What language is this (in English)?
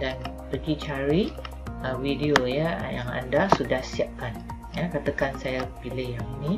Malay